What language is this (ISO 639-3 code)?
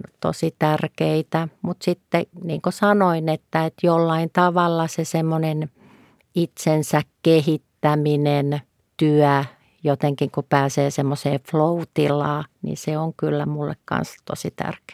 fin